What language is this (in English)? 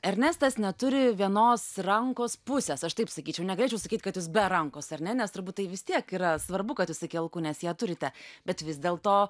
Lithuanian